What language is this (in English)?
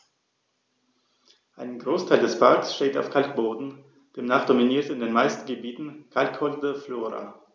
German